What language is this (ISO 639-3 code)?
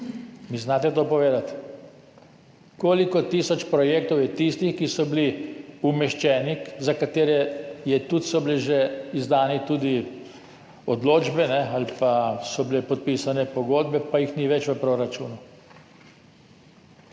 slv